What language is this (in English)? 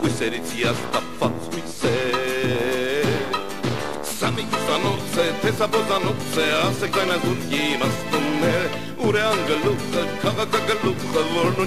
Romanian